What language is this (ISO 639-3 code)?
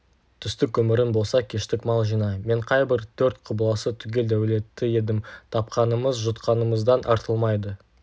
kaz